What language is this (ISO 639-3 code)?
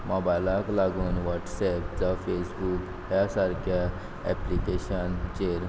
kok